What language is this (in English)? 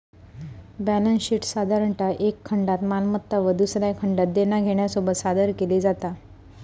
Marathi